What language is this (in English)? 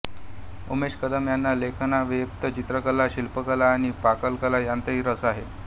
Marathi